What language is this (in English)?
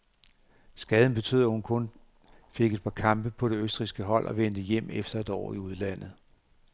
Danish